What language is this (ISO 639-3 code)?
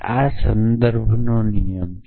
guj